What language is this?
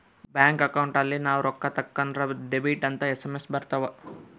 Kannada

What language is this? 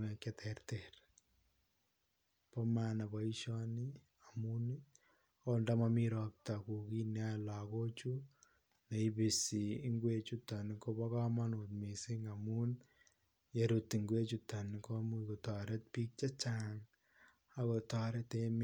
Kalenjin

